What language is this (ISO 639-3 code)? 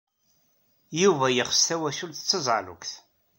kab